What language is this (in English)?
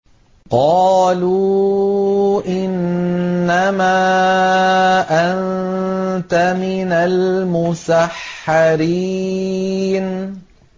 Arabic